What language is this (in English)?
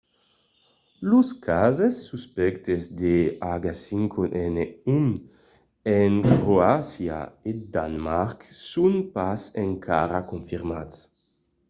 Occitan